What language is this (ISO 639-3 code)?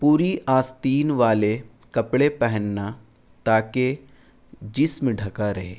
urd